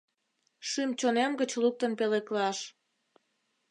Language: Mari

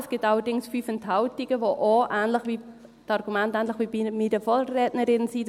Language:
Swiss German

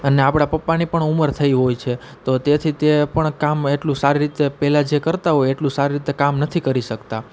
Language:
Gujarati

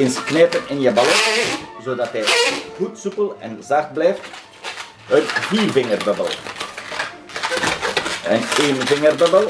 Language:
Dutch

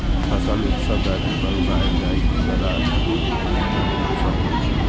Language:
Maithili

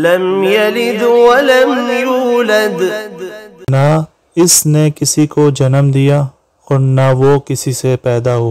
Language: Arabic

